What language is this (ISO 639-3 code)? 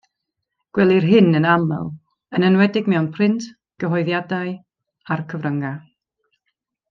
cym